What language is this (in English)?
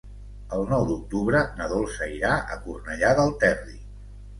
Catalan